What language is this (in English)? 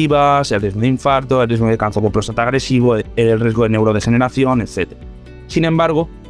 Spanish